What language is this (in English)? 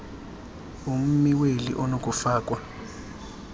Xhosa